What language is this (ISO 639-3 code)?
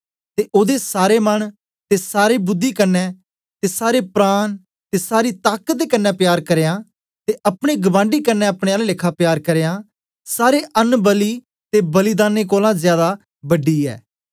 doi